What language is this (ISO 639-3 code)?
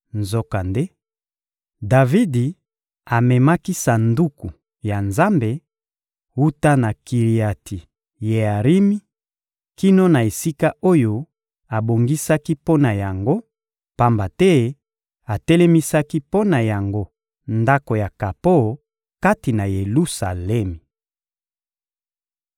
lin